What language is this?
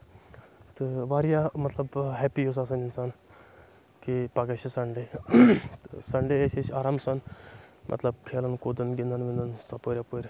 Kashmiri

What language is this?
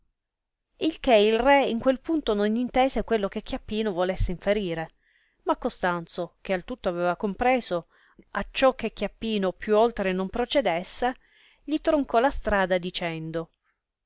Italian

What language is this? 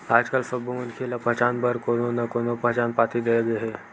Chhattisgarhi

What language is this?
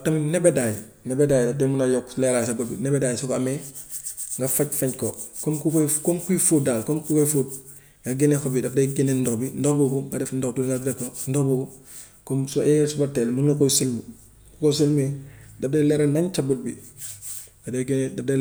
Gambian Wolof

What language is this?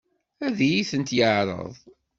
Kabyle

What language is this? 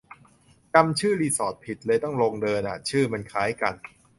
Thai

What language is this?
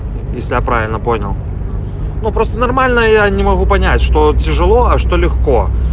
Russian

